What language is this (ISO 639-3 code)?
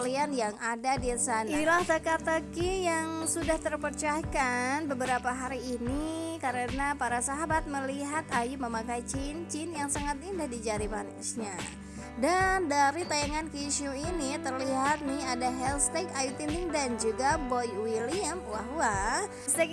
ind